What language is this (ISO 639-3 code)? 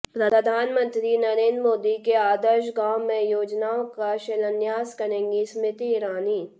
hin